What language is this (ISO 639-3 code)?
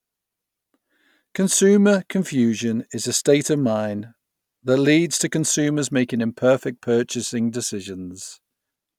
eng